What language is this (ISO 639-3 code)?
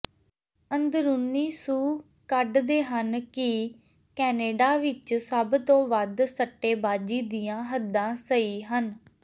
pan